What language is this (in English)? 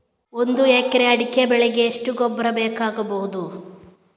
Kannada